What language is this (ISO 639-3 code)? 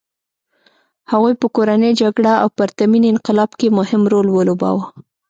pus